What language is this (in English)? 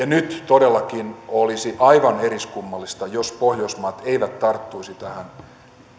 Finnish